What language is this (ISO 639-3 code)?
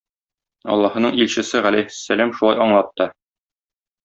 tat